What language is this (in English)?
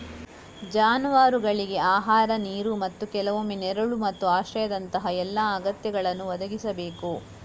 Kannada